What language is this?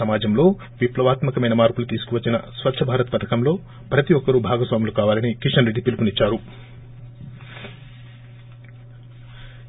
Telugu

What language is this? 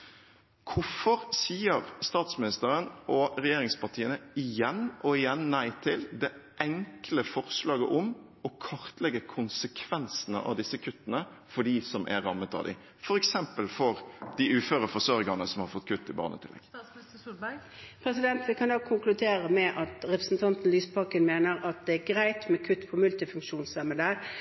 Norwegian Bokmål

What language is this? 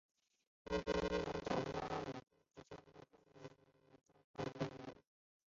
Chinese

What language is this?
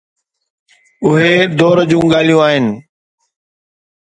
Sindhi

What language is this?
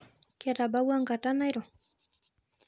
Masai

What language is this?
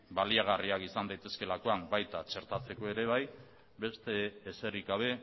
Basque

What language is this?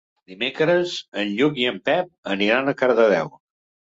Catalan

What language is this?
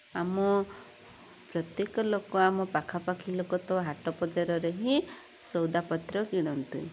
Odia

